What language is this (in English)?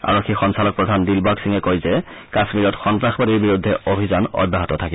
Assamese